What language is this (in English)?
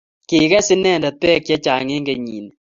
Kalenjin